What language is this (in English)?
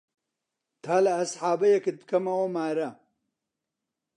Central Kurdish